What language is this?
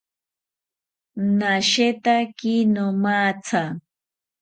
South Ucayali Ashéninka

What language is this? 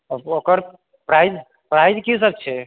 Maithili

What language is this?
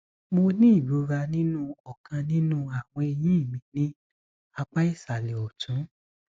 Yoruba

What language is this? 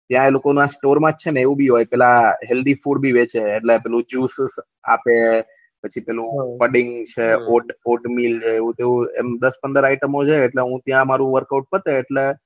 Gujarati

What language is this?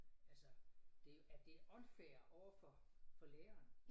Danish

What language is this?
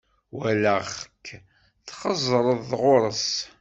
Kabyle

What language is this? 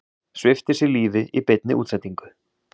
Icelandic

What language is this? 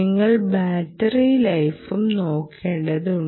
Malayalam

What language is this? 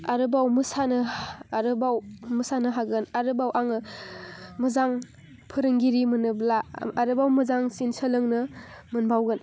Bodo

